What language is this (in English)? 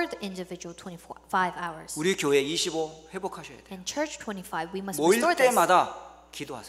Korean